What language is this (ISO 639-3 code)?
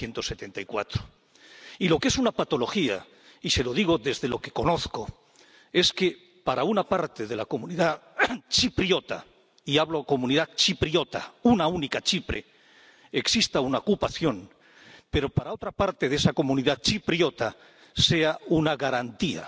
spa